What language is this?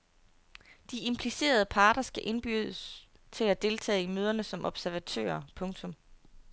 Danish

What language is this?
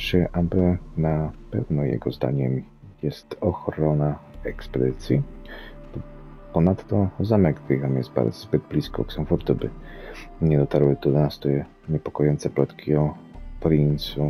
Polish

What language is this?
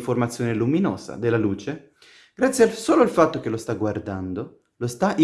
Italian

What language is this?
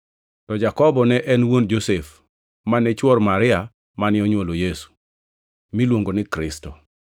Luo (Kenya and Tanzania)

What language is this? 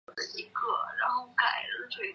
Chinese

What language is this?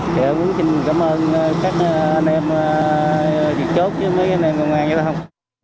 Vietnamese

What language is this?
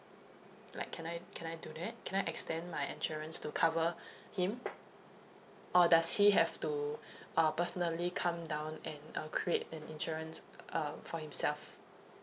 English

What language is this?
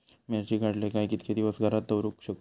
Marathi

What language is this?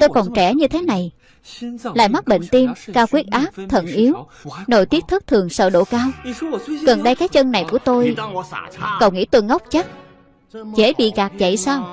Vietnamese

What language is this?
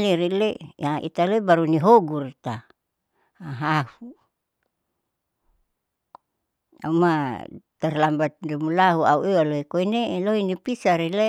Saleman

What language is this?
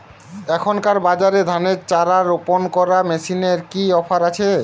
Bangla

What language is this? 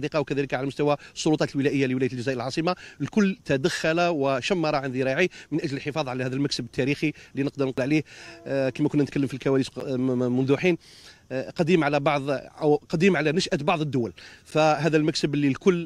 Arabic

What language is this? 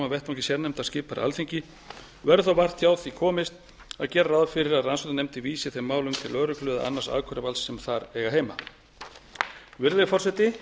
Icelandic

